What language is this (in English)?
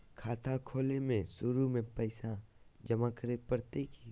Magahi